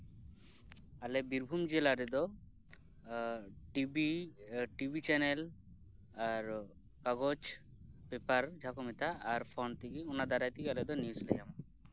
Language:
Santali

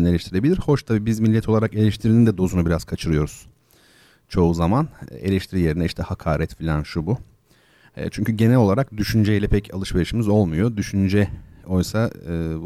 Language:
Turkish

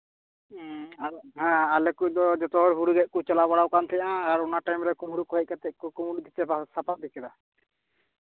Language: Santali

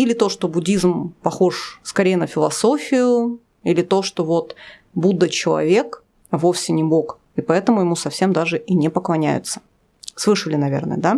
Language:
Russian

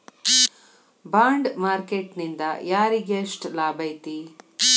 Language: Kannada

